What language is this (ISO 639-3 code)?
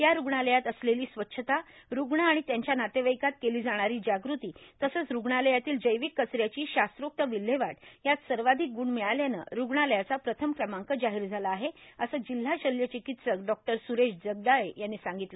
mar